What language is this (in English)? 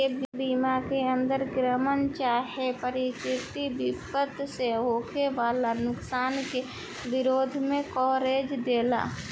Bhojpuri